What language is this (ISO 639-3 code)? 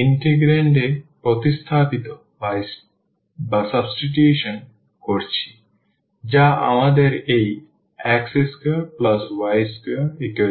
ben